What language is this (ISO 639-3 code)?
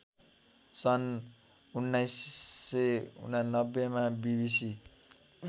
nep